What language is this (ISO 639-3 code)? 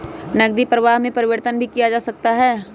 mag